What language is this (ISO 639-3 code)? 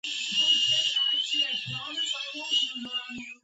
kat